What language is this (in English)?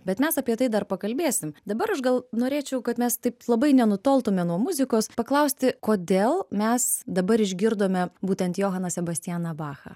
Lithuanian